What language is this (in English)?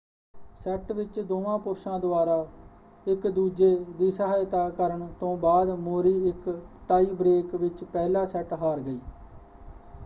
Punjabi